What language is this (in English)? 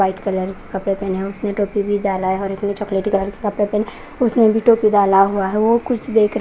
Hindi